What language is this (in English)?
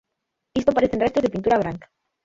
Galician